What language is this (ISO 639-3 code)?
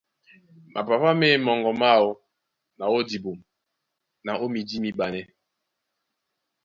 dua